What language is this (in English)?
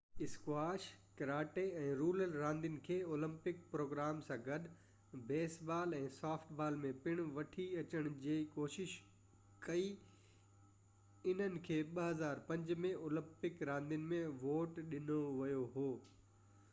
Sindhi